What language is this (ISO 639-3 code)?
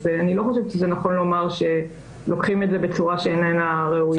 heb